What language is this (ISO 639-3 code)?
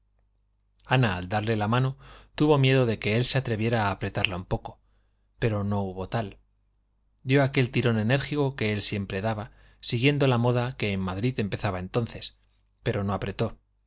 spa